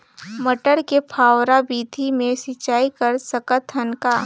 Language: Chhattisgarhi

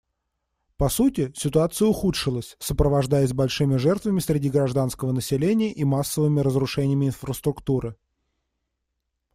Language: Russian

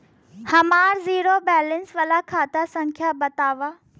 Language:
Bhojpuri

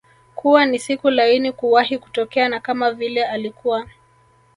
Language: Swahili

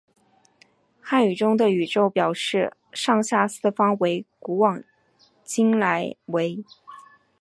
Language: Chinese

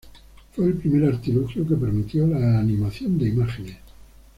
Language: Spanish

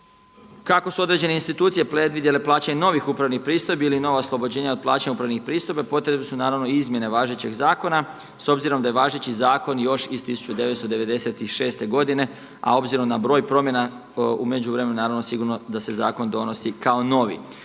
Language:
Croatian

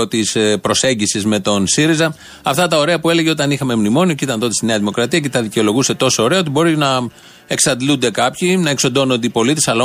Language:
Greek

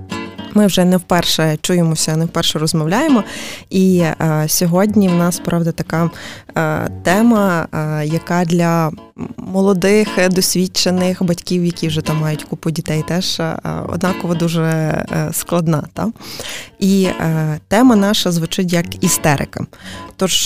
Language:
Ukrainian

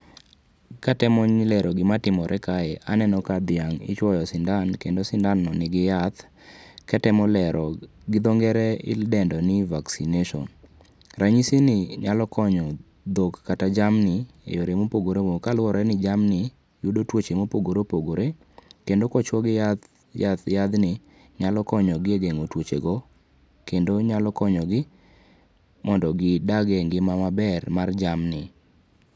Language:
Luo (Kenya and Tanzania)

